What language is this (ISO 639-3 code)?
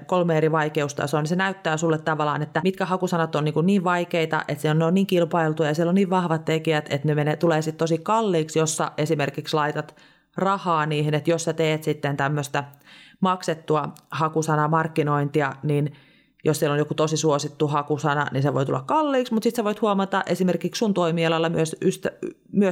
fin